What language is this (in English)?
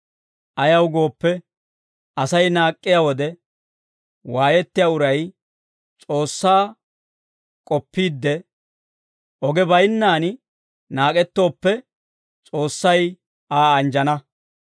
Dawro